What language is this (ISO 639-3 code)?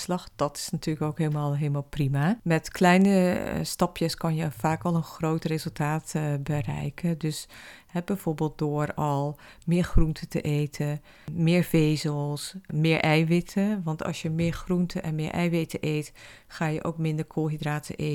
nld